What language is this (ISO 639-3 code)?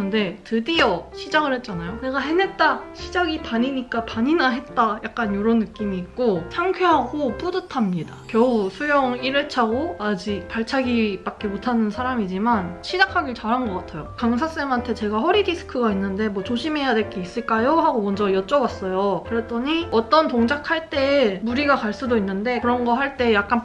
kor